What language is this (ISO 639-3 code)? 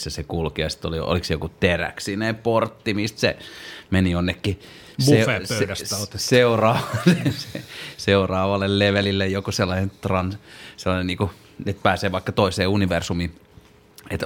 fin